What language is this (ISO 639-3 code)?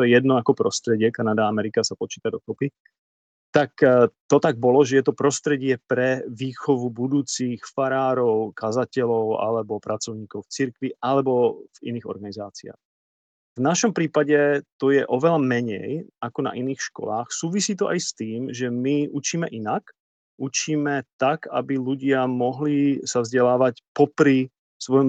slk